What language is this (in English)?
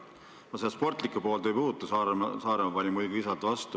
Estonian